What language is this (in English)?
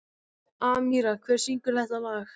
Icelandic